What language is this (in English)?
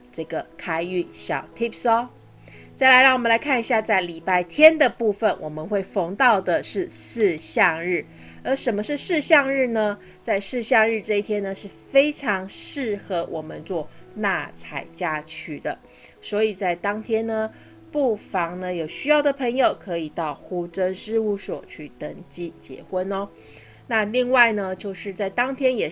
Chinese